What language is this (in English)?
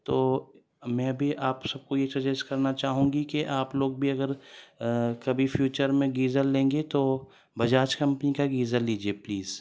Urdu